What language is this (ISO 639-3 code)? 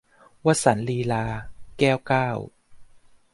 tha